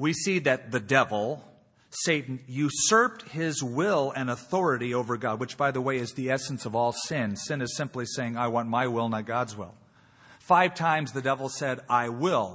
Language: English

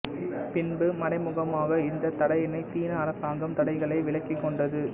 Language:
Tamil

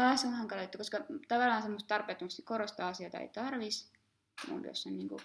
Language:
Finnish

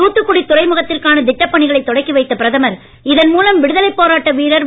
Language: Tamil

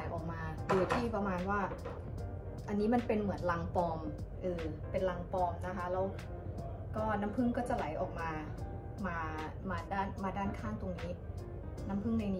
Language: Thai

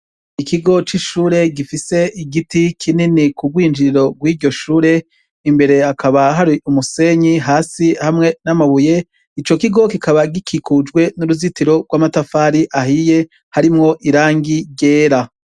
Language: Rundi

